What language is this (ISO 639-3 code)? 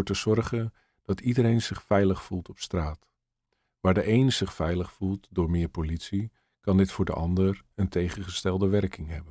nld